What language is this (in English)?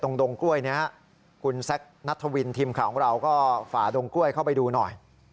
Thai